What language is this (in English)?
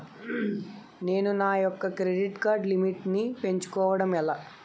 Telugu